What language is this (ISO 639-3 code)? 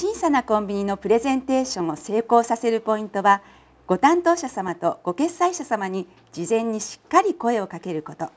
jpn